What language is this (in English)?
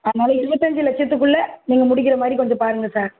Tamil